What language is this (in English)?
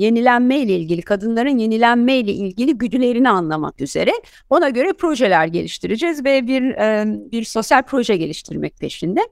Turkish